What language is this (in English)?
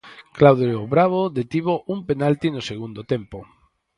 Galician